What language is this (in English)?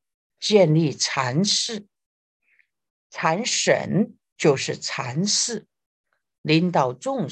Chinese